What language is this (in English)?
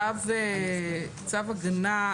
Hebrew